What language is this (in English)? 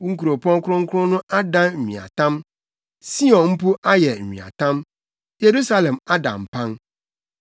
Akan